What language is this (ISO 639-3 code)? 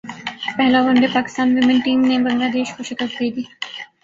urd